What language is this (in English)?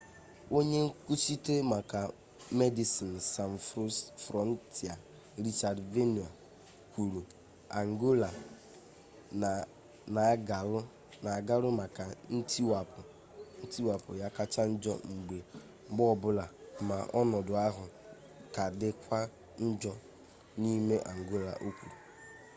Igbo